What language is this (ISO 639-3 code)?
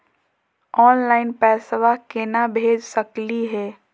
mag